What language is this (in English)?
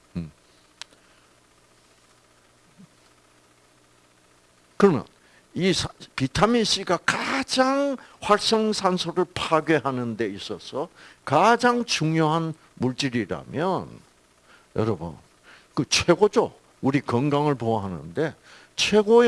Korean